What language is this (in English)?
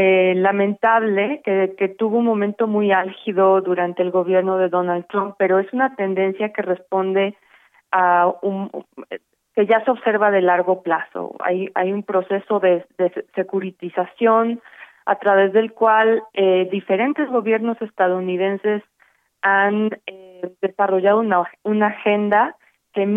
Spanish